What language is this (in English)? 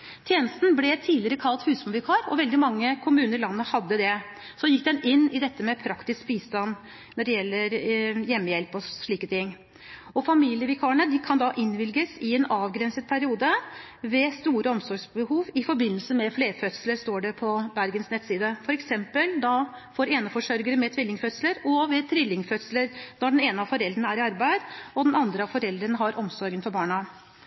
Norwegian Bokmål